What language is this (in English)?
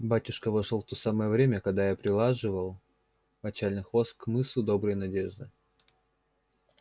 Russian